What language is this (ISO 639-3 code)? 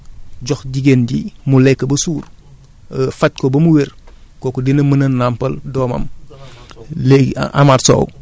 wol